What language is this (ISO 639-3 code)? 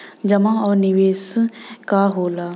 bho